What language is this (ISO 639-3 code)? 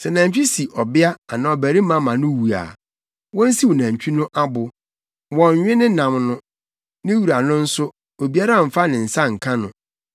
aka